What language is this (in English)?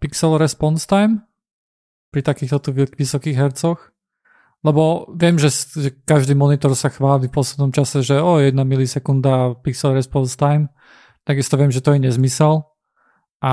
Slovak